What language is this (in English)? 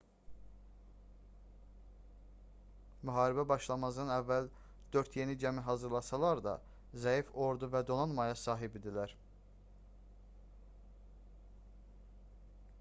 Azerbaijani